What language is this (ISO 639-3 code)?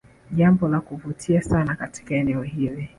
swa